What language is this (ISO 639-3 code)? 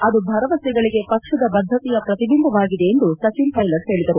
kan